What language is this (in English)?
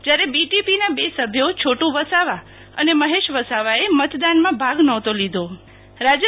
Gujarati